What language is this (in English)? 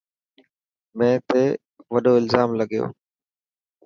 Dhatki